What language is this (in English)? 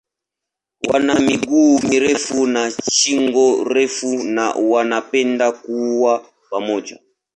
Swahili